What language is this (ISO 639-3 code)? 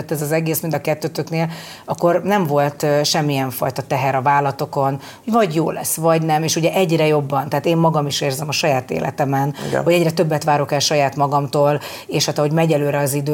hun